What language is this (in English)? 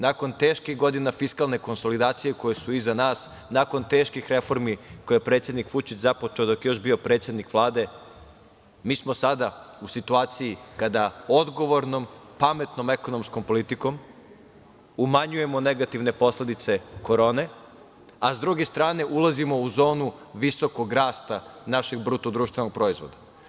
Serbian